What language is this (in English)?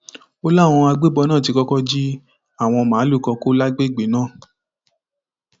Yoruba